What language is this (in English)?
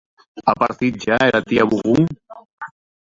Occitan